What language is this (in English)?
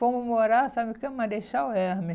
Portuguese